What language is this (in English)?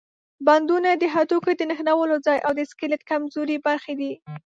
Pashto